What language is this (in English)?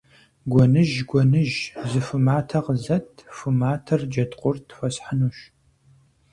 Kabardian